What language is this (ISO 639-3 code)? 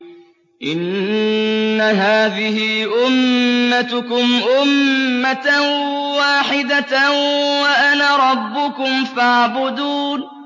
ara